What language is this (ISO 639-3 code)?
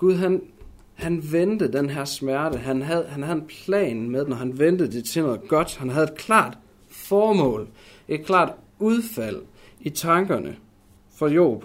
dan